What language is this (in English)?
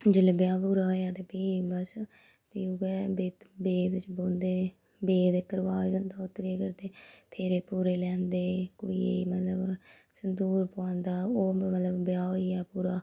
Dogri